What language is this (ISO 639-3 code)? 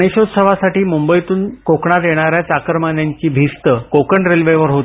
mar